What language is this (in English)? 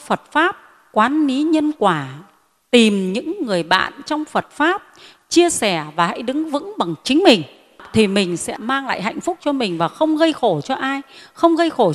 Vietnamese